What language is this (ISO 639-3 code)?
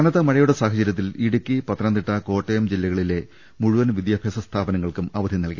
mal